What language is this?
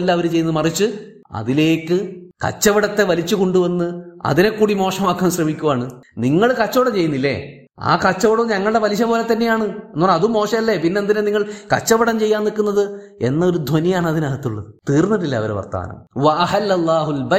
Malayalam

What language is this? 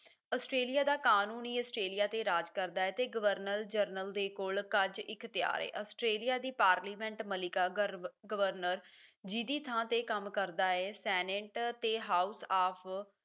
Punjabi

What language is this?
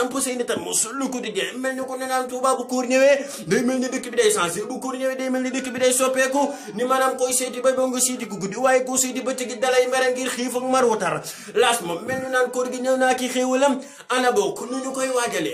French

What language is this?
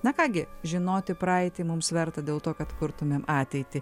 Lithuanian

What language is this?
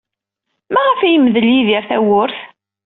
Kabyle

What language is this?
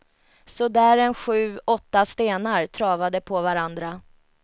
Swedish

